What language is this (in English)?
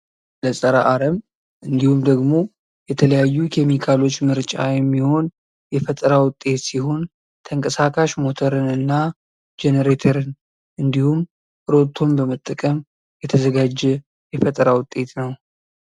Amharic